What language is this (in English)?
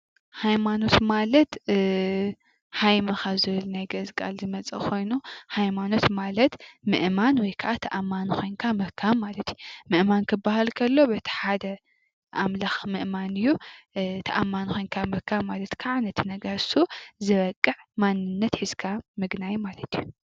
Tigrinya